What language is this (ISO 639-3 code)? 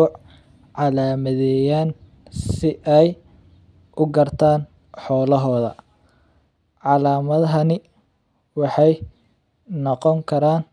som